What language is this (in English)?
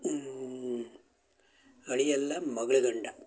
Kannada